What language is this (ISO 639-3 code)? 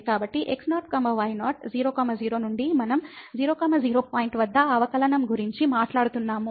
tel